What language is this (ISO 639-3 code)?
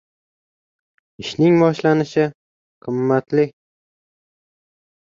uzb